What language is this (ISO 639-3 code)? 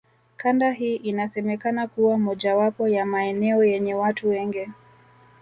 swa